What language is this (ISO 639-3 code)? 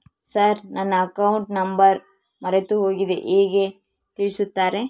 kan